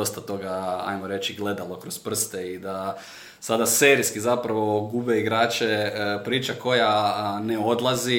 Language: Croatian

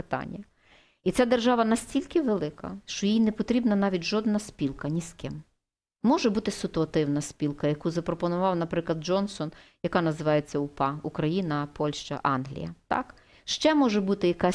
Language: Ukrainian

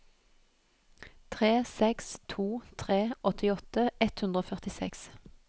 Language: Norwegian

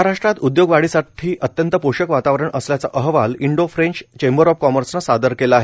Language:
Marathi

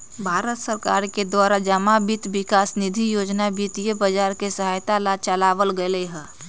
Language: Magahi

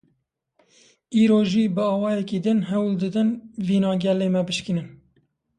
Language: Kurdish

